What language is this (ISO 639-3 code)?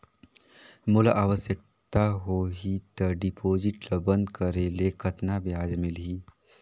hne